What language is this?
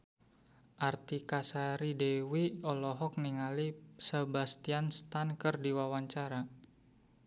Sundanese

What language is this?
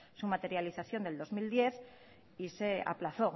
Spanish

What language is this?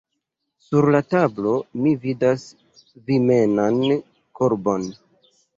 Esperanto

